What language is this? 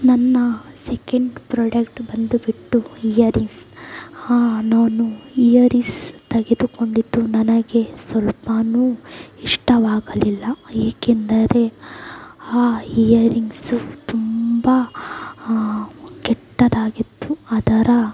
Kannada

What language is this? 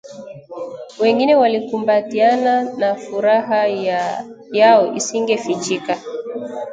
Swahili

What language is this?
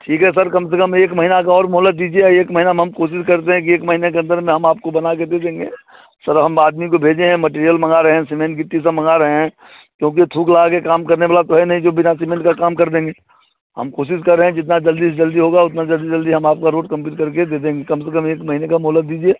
Hindi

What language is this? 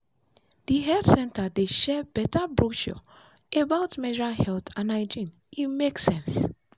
Nigerian Pidgin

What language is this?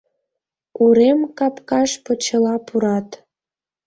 Mari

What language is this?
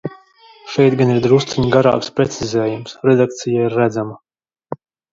Latvian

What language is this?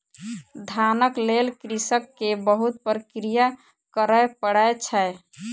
Maithili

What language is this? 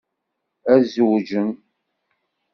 Kabyle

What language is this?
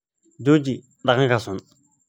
Somali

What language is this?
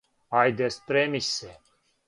Serbian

